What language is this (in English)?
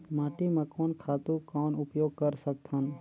Chhattisgarhi